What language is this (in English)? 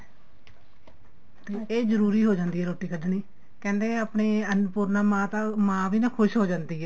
Punjabi